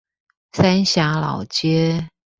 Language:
Chinese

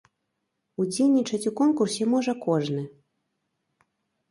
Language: Belarusian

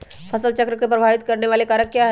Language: Magahi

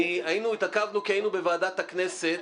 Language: Hebrew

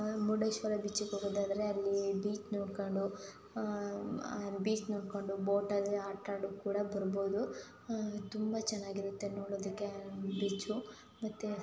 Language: Kannada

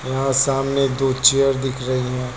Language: Hindi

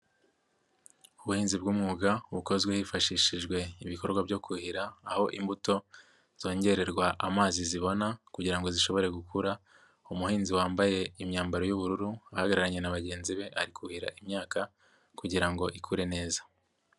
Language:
Kinyarwanda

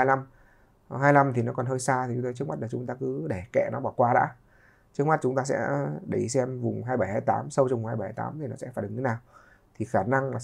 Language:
Vietnamese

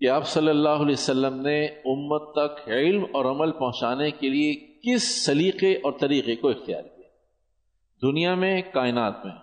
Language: Urdu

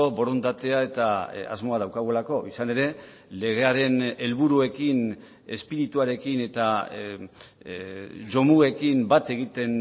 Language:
Basque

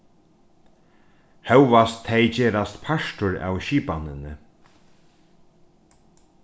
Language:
Faroese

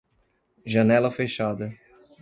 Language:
Portuguese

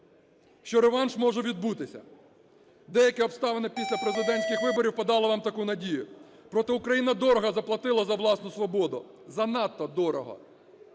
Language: Ukrainian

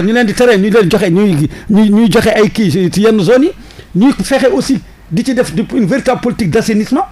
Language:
French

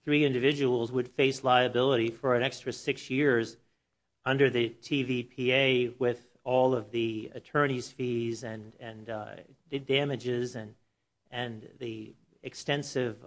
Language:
English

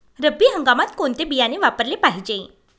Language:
Marathi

